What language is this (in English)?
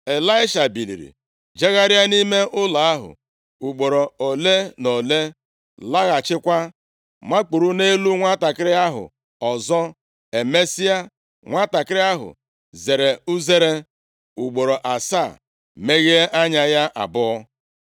Igbo